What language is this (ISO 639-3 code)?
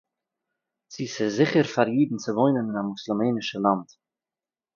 yid